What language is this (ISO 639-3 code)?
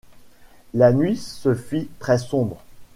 fra